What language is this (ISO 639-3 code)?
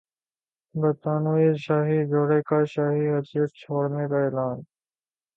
urd